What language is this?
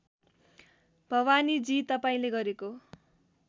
Nepali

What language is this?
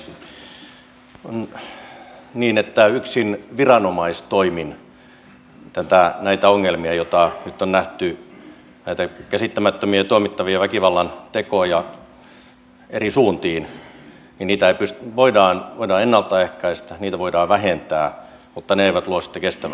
Finnish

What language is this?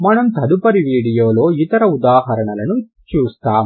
Telugu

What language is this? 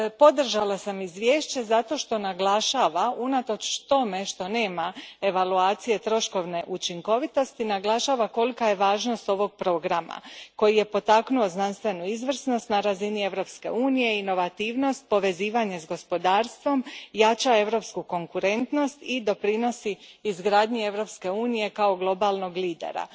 Croatian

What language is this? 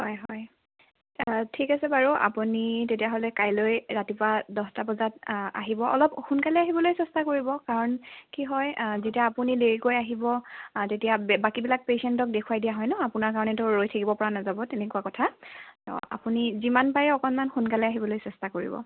Assamese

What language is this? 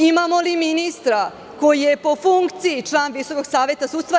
Serbian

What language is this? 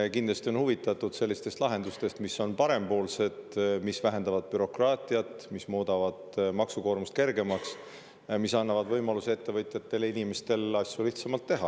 Estonian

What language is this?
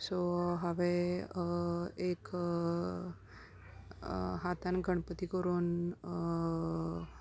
Konkani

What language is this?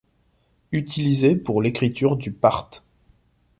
French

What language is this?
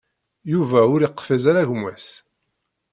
Kabyle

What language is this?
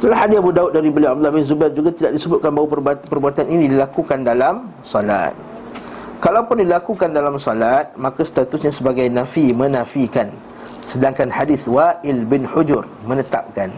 Malay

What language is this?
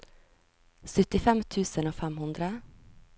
Norwegian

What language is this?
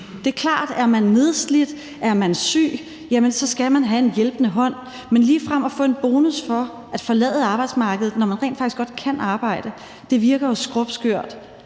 Danish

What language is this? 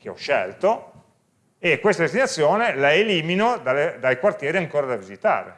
Italian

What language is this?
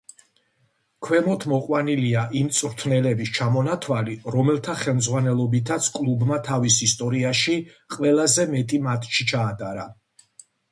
Georgian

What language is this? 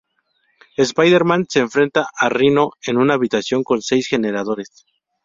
Spanish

